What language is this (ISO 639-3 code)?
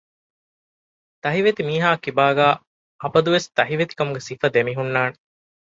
div